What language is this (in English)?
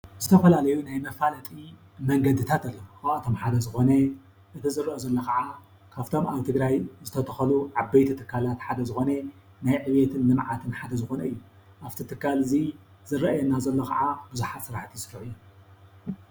Tigrinya